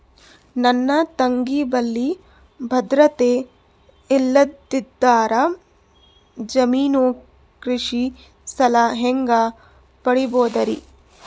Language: Kannada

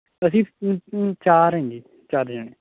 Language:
Punjabi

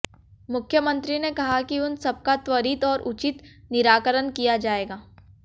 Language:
Hindi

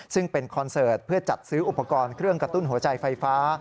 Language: Thai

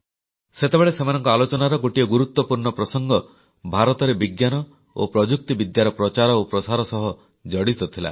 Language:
Odia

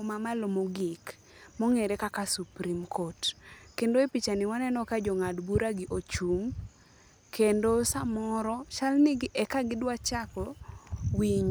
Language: Luo (Kenya and Tanzania)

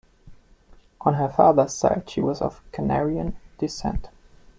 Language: English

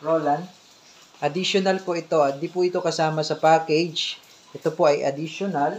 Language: Filipino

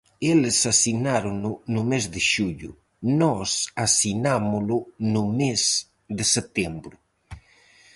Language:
Galician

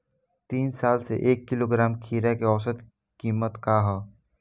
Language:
Bhojpuri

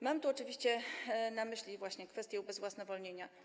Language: Polish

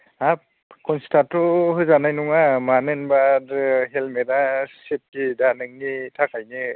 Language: Bodo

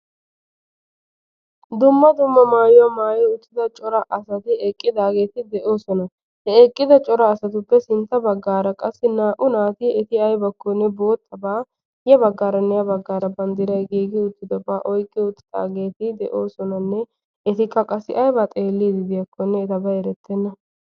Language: Wolaytta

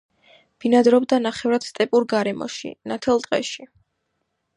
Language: Georgian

